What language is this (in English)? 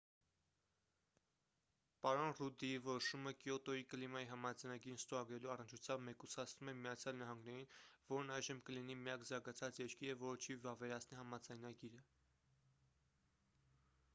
Armenian